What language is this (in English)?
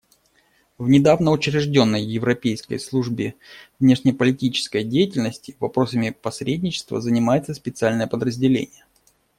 Russian